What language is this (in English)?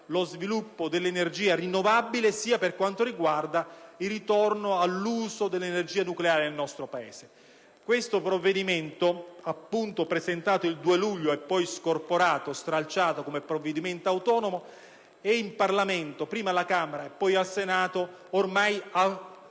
Italian